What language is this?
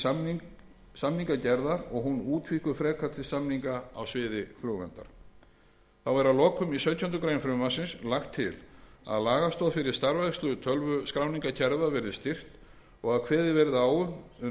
Icelandic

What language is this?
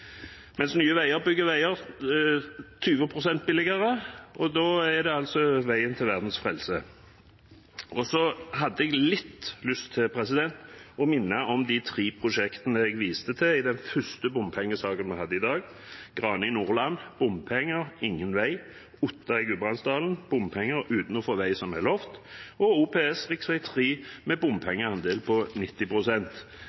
Norwegian Bokmål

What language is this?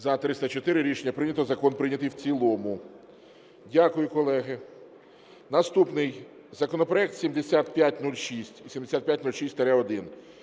Ukrainian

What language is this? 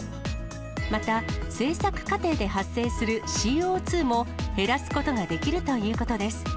Japanese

